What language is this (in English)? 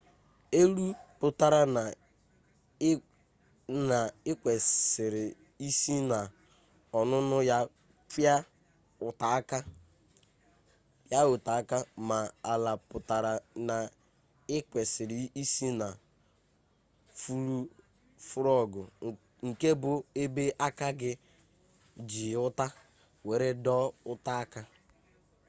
Igbo